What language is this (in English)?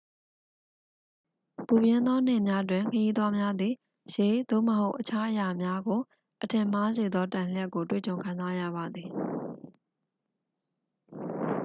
Burmese